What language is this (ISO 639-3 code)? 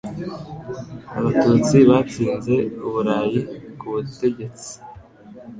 kin